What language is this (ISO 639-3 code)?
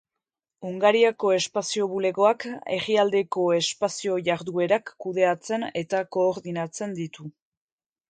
eus